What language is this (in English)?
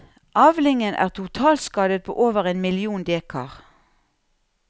Norwegian